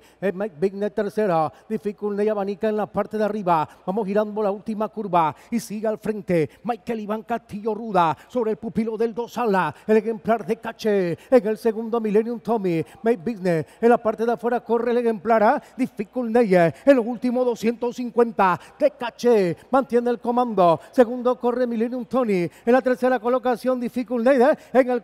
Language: Spanish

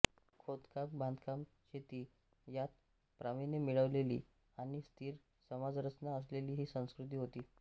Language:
Marathi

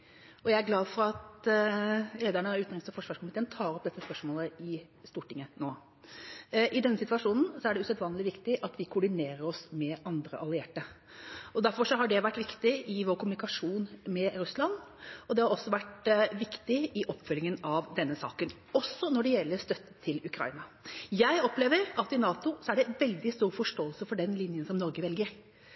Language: Norwegian Bokmål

